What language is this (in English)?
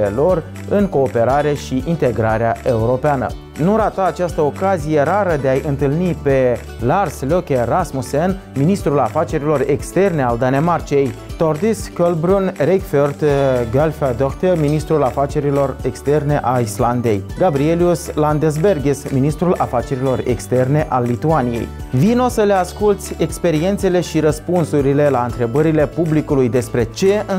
Romanian